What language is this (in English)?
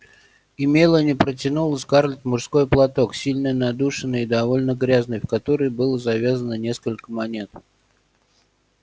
Russian